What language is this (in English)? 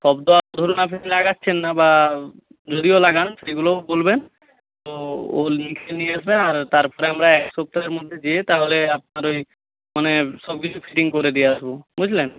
Bangla